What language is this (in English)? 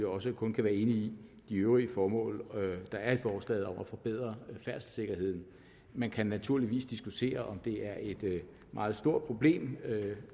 Danish